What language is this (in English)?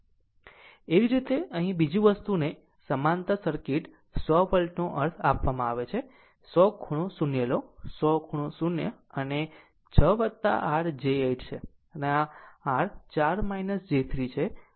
Gujarati